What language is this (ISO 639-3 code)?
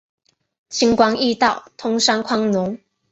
zho